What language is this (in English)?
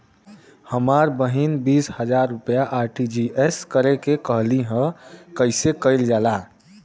Bhojpuri